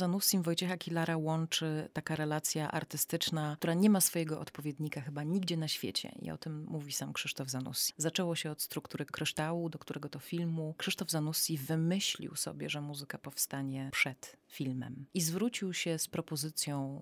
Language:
Polish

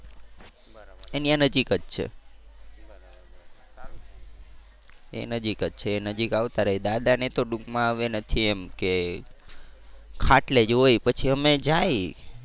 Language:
Gujarati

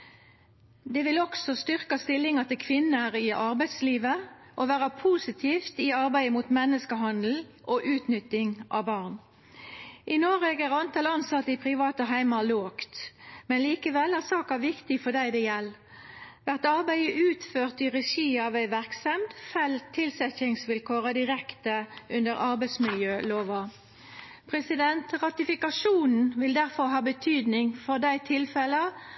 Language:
Norwegian Nynorsk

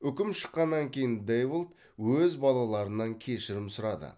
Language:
Kazakh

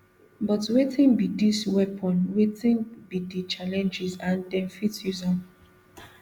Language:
Nigerian Pidgin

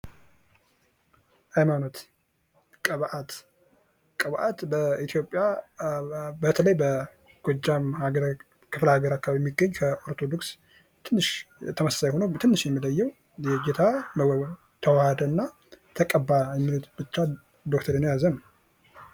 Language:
Amharic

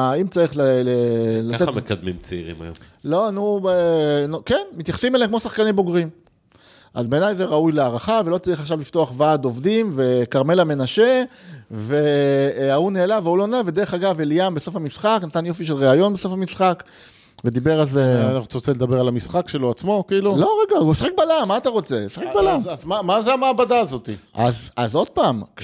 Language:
Hebrew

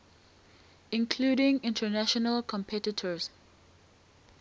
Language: English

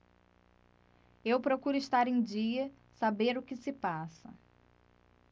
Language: Portuguese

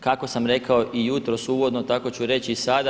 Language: Croatian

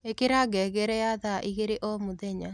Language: Kikuyu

